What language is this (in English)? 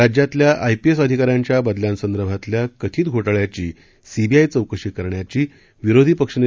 Marathi